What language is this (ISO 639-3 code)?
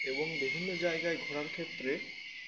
ben